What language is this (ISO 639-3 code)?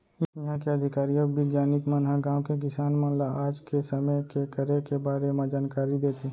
hne